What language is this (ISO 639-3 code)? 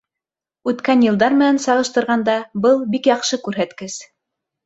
bak